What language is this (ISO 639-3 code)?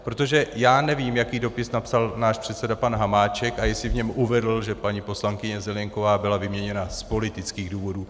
ces